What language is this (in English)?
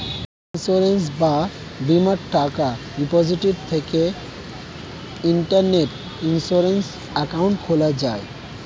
Bangla